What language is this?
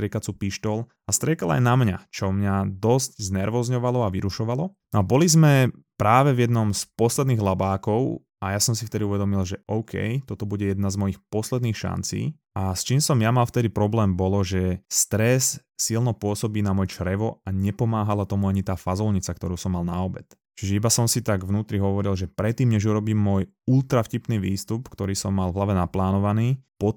Slovak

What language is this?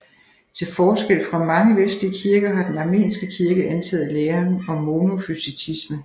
Danish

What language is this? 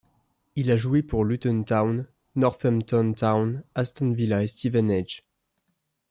French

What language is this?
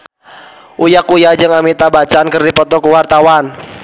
Sundanese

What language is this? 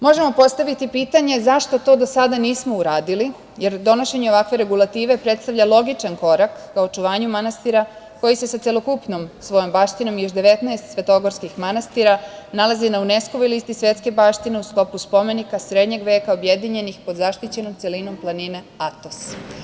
Serbian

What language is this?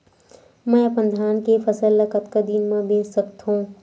Chhattisgarhi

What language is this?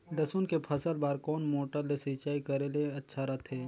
Chhattisgarhi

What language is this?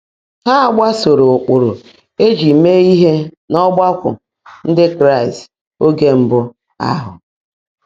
Igbo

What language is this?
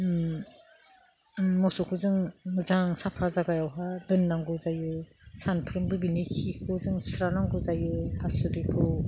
Bodo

